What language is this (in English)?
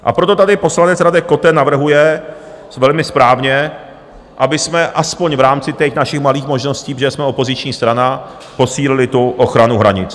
Czech